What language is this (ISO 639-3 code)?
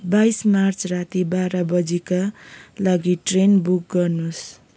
nep